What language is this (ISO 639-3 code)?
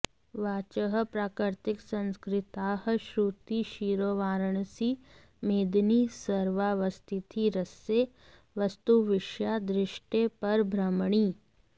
san